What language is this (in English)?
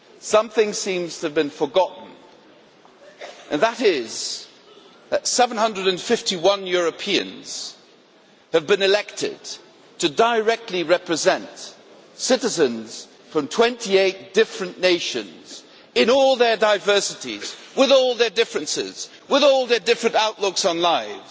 English